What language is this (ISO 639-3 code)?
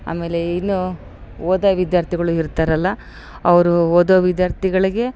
kan